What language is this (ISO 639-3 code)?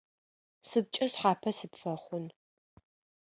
ady